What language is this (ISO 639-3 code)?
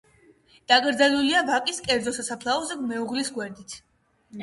kat